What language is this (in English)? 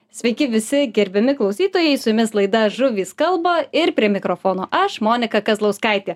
Lithuanian